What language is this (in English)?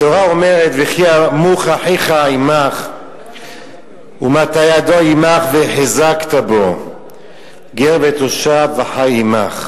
Hebrew